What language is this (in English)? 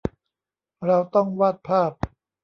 Thai